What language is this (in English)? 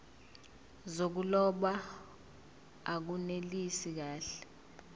Zulu